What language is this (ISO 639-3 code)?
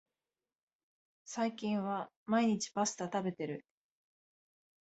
jpn